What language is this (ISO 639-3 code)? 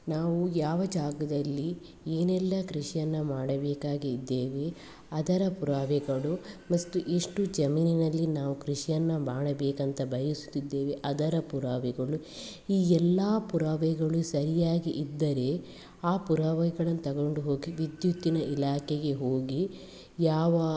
kan